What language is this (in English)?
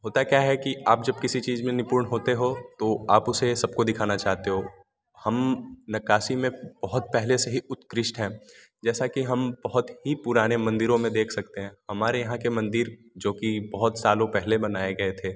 Hindi